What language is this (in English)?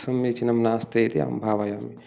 Sanskrit